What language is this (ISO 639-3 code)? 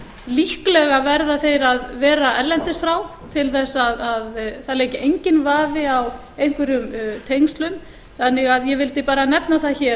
isl